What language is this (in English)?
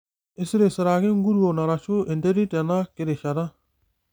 Masai